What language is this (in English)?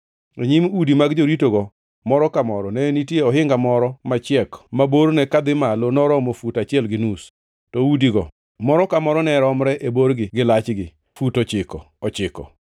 Luo (Kenya and Tanzania)